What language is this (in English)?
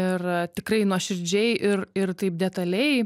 Lithuanian